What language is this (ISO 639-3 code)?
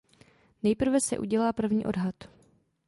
ces